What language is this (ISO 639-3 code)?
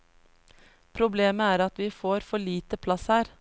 nor